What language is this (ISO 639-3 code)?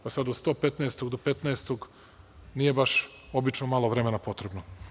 srp